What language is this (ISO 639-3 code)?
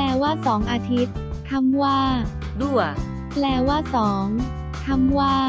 tha